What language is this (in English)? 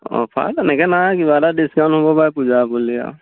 Assamese